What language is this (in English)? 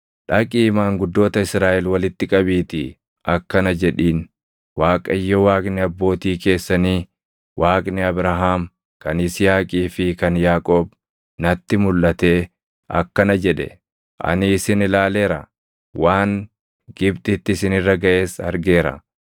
Oromo